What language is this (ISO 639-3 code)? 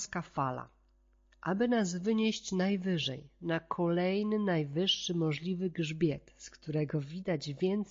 pol